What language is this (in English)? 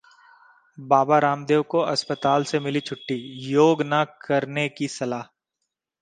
Hindi